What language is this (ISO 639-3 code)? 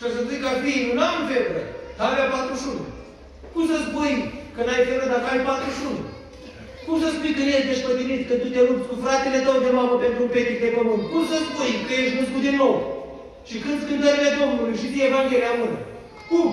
ron